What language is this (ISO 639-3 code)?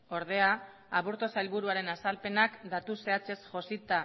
eus